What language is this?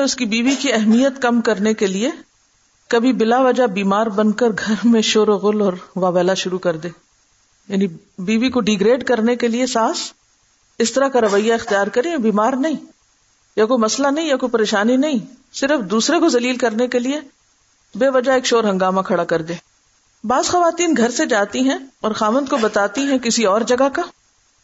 Urdu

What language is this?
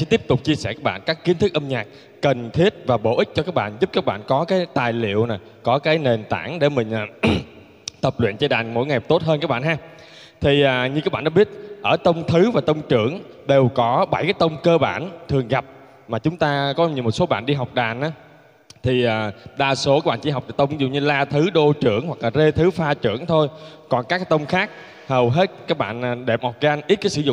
Vietnamese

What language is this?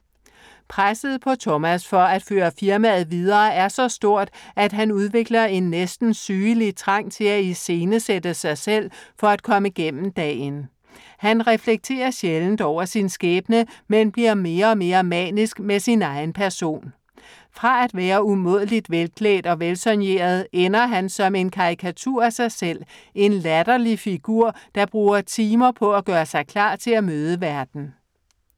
Danish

